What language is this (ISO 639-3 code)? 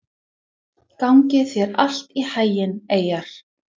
isl